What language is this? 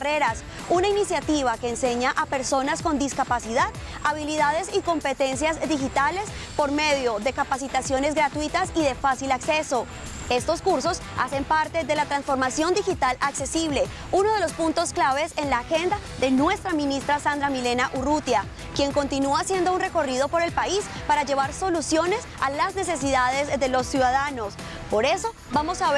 Spanish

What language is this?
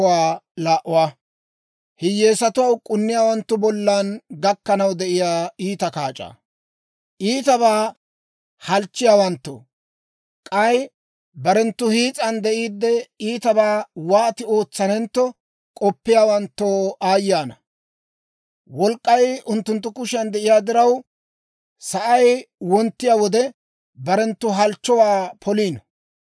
Dawro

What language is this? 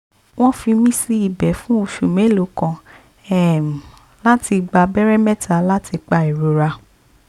Yoruba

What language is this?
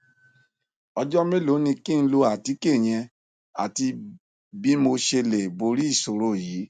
Yoruba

